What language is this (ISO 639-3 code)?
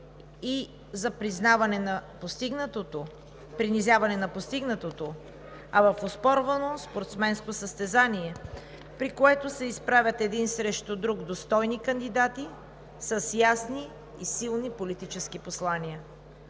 bul